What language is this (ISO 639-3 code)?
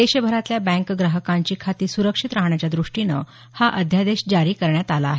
mar